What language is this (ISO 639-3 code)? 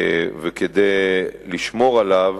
heb